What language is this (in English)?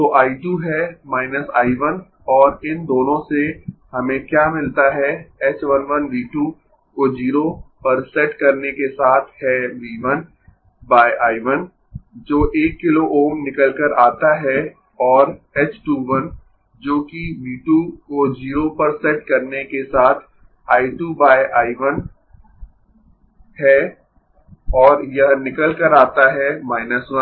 Hindi